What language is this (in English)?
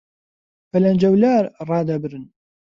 Central Kurdish